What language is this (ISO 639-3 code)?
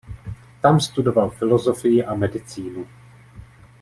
ces